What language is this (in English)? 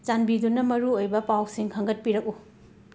Manipuri